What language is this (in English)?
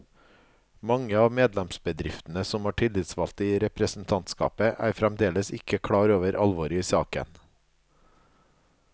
Norwegian